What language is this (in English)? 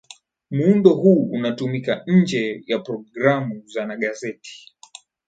Swahili